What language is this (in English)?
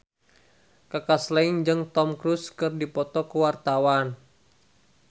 Sundanese